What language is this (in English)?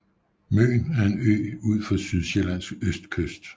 Danish